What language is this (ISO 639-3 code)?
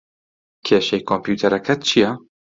ckb